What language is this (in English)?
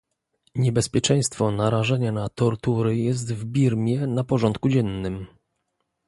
Polish